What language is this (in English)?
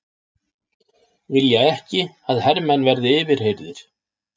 Icelandic